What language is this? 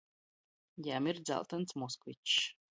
Latgalian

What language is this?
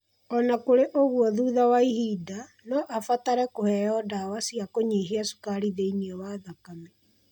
Kikuyu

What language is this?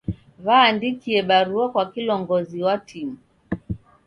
Taita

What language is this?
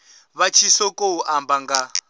Venda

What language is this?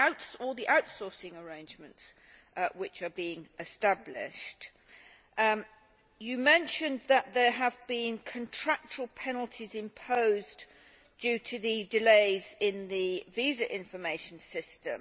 English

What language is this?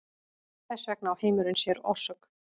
Icelandic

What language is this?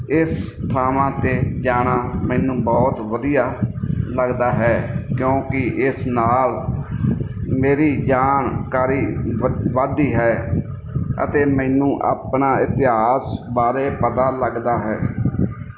Punjabi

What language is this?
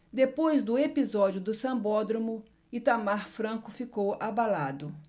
Portuguese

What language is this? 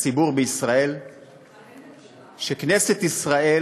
Hebrew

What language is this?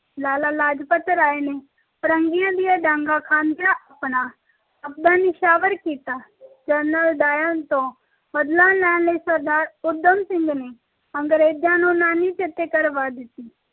Punjabi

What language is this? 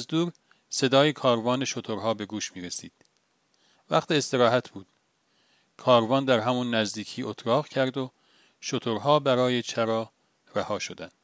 Persian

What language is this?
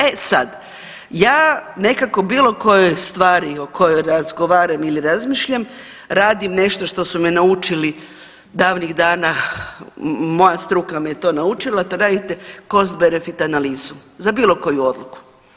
Croatian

